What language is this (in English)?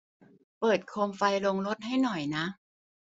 Thai